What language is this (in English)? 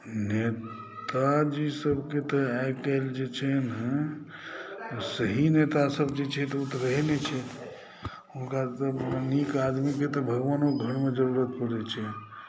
Maithili